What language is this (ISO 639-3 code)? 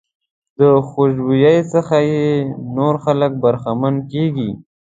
pus